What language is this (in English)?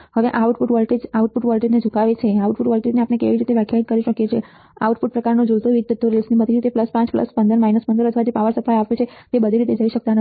Gujarati